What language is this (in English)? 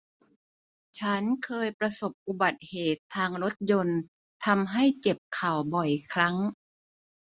Thai